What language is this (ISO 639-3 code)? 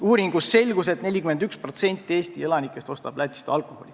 est